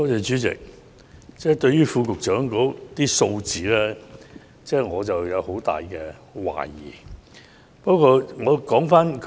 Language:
Cantonese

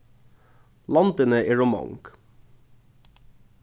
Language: Faroese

